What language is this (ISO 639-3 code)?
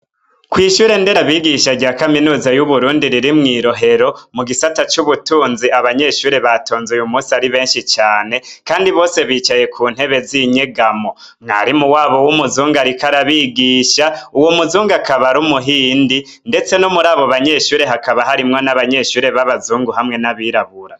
run